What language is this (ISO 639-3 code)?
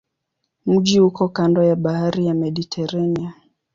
swa